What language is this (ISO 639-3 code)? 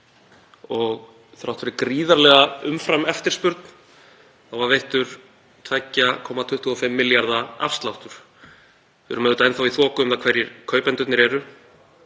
isl